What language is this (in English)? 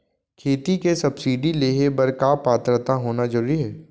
Chhattisgarhi